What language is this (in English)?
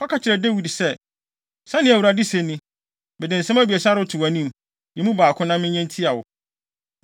Akan